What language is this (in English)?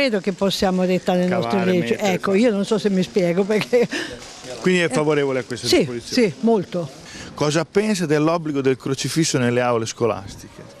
Italian